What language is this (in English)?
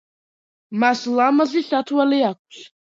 Georgian